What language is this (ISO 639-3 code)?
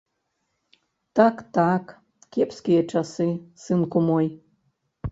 bel